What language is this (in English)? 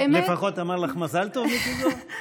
Hebrew